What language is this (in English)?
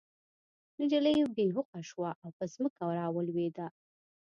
Pashto